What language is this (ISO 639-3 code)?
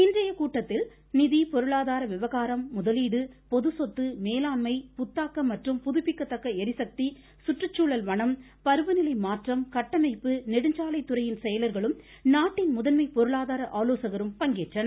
tam